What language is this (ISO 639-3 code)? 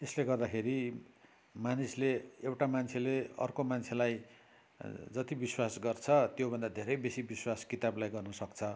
nep